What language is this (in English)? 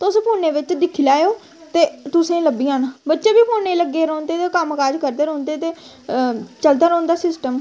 Dogri